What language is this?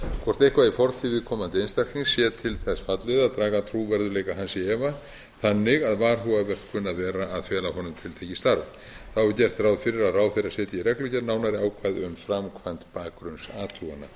Icelandic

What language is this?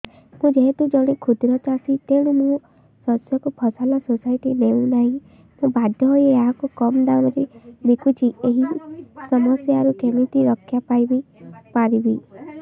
Odia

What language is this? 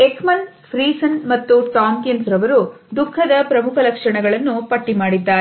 Kannada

